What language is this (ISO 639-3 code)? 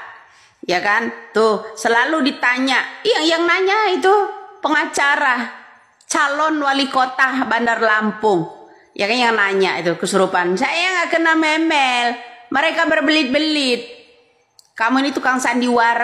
ind